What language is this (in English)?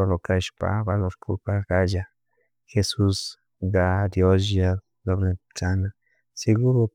Chimborazo Highland Quichua